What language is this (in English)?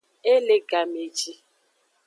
Aja (Benin)